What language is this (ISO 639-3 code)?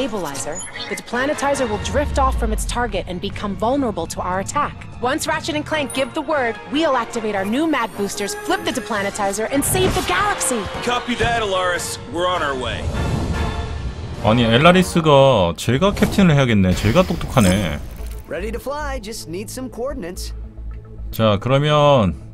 kor